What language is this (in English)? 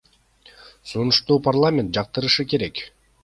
Kyrgyz